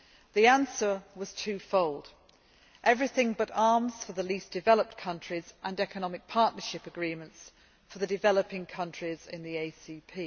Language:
English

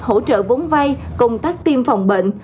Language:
Vietnamese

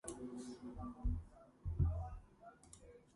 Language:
Georgian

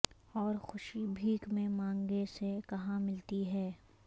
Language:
Urdu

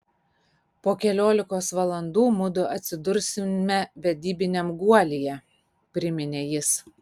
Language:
Lithuanian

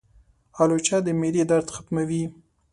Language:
Pashto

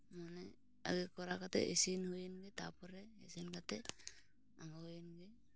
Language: Santali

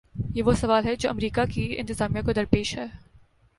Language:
Urdu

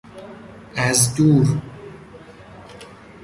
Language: Persian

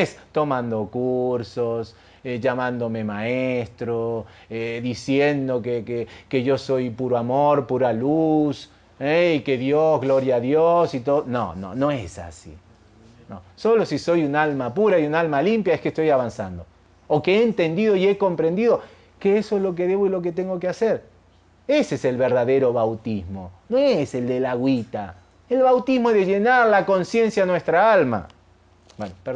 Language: Spanish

